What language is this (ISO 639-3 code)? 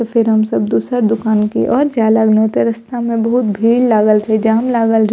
mai